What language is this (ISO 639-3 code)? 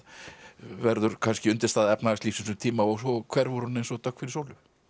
isl